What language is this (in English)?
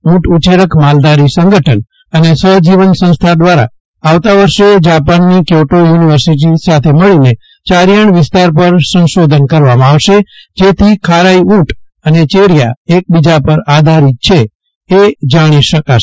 Gujarati